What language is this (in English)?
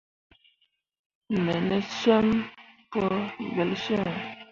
Mundang